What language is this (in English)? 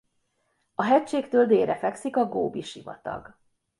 Hungarian